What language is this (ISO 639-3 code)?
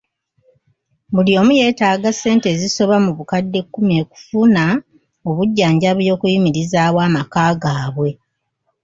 lug